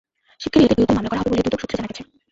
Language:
Bangla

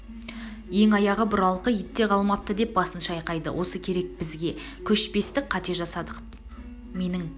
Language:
Kazakh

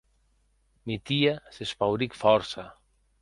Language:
Occitan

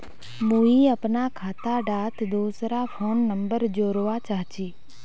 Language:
Magahi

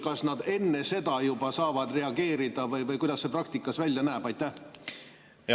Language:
Estonian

